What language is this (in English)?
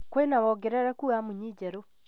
Kikuyu